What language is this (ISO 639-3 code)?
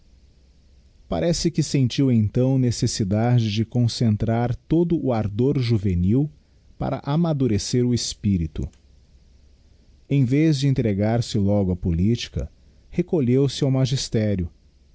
por